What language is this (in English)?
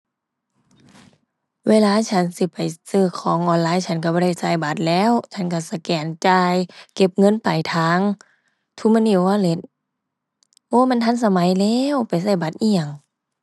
Thai